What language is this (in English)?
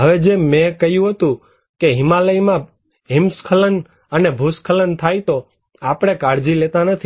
Gujarati